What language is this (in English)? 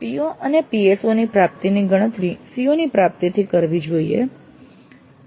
Gujarati